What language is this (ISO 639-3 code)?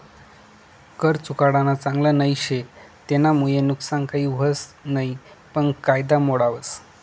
mar